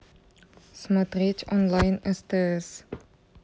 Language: Russian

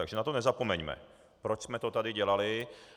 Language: Czech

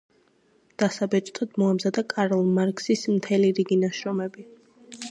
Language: Georgian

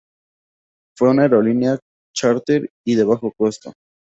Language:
Spanish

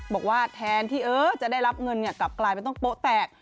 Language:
Thai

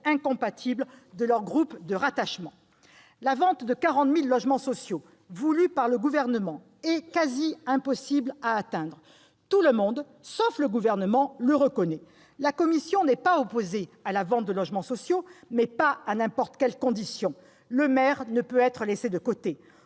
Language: French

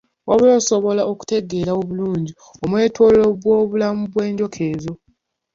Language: Ganda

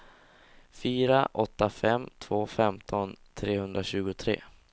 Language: Swedish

